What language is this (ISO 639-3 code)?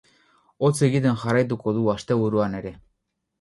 eus